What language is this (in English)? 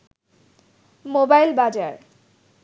Bangla